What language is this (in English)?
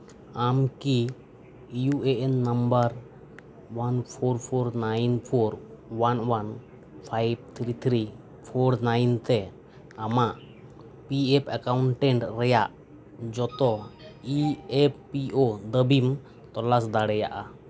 Santali